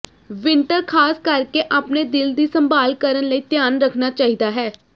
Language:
Punjabi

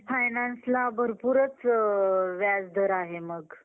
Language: Marathi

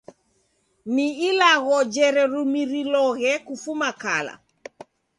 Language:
Taita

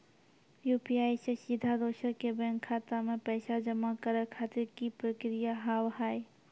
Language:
Maithili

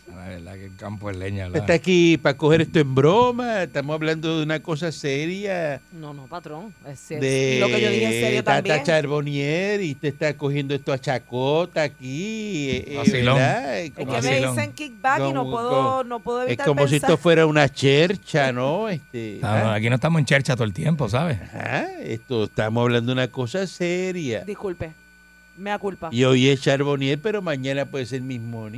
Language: Spanish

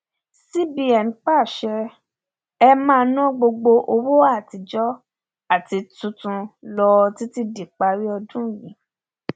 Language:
Yoruba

